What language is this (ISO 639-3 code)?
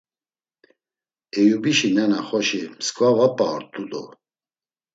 lzz